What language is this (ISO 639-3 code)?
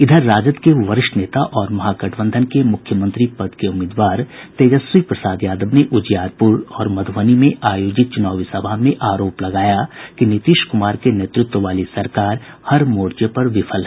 hin